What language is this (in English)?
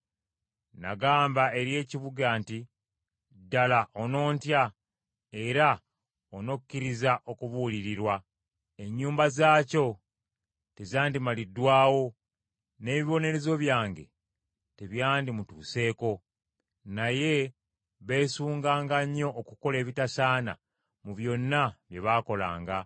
Ganda